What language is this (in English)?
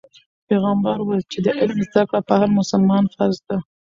Pashto